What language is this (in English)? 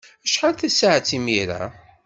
Kabyle